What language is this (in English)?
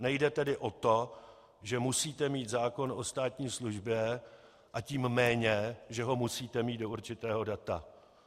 Czech